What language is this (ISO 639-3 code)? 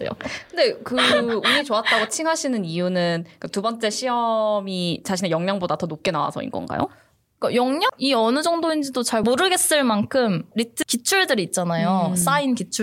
kor